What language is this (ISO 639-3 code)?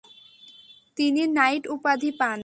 ben